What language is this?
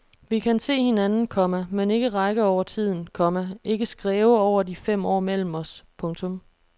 Danish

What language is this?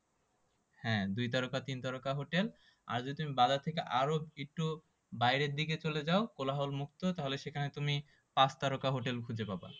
Bangla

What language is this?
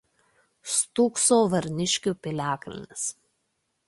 Lithuanian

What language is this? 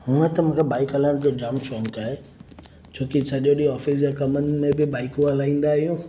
Sindhi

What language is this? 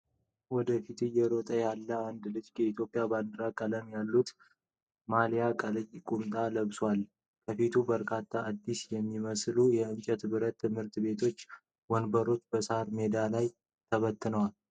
Amharic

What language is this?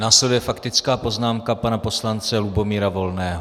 Czech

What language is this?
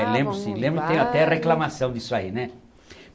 Portuguese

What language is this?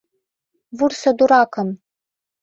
Mari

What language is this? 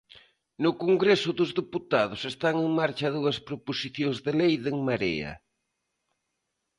Galician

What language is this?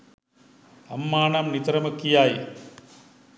Sinhala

